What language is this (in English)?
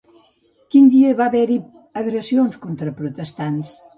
Catalan